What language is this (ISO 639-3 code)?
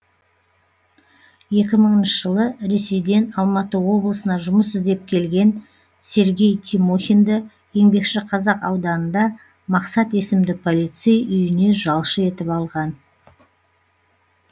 kaz